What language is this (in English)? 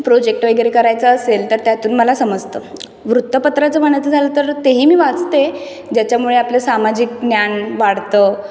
Marathi